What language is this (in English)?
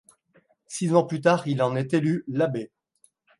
French